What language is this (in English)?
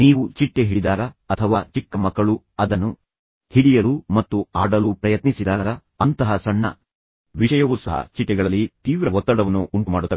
Kannada